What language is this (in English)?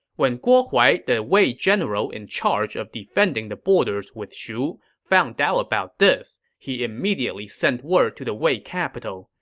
English